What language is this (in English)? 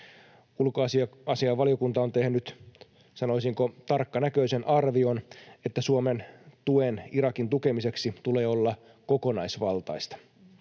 Finnish